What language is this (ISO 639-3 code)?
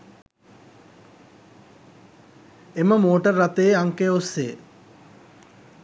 sin